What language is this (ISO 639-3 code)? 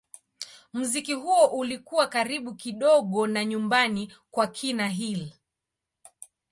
swa